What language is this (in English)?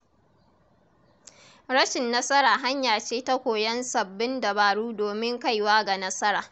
Hausa